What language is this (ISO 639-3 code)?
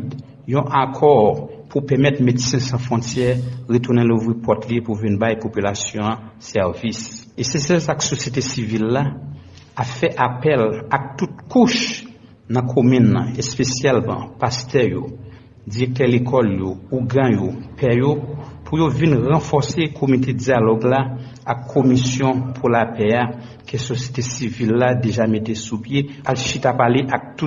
fra